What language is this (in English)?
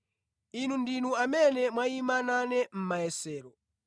Nyanja